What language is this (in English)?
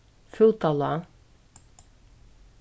Faroese